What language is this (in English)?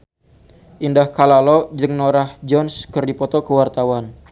Sundanese